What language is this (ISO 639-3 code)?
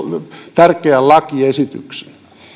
fin